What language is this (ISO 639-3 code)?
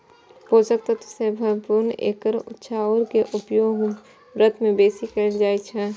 mai